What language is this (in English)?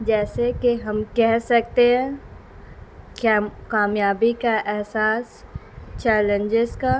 Urdu